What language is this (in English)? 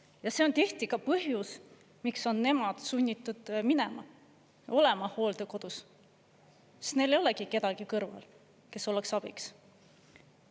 Estonian